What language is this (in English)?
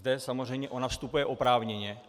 Czech